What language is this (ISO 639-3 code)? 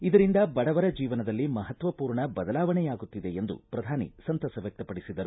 kan